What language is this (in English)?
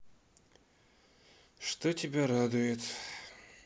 Russian